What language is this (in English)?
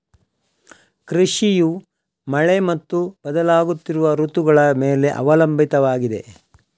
Kannada